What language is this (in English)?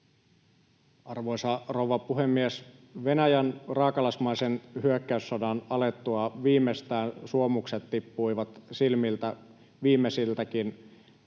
Finnish